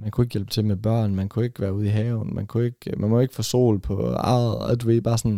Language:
Danish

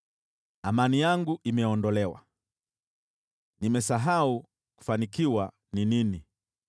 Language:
Swahili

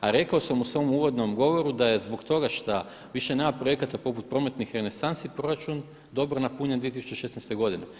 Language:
Croatian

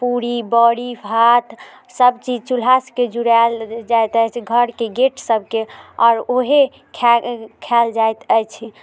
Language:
Maithili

